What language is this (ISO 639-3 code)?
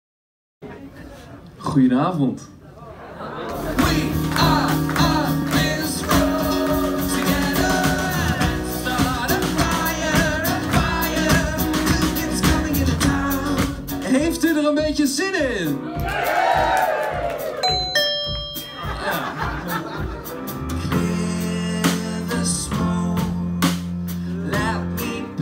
nld